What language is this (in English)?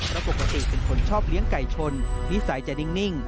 Thai